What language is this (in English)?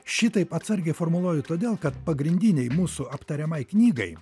Lithuanian